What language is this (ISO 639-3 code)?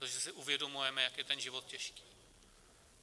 ces